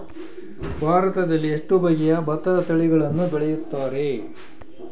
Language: Kannada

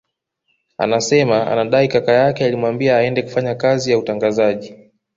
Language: Swahili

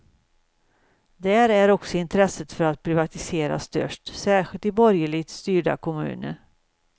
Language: Swedish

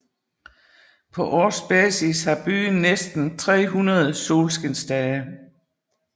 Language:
Danish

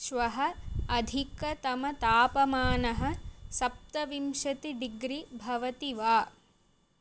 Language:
Sanskrit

